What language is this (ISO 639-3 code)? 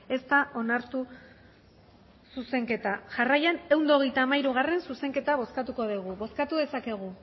eus